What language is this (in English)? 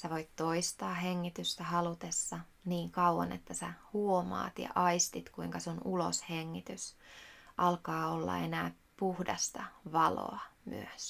Finnish